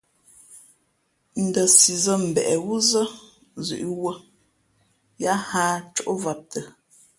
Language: Fe'fe'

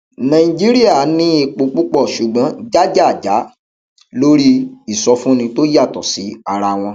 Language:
Yoruba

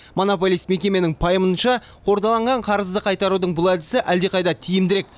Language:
Kazakh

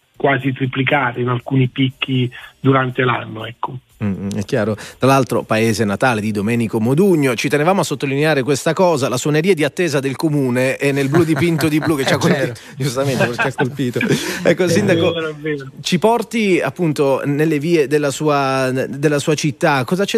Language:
Italian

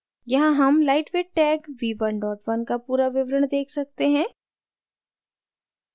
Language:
Hindi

